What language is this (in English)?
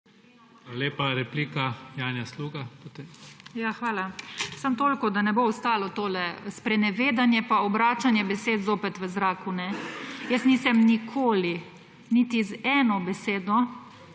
Slovenian